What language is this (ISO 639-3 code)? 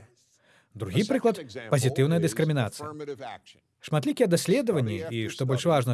bel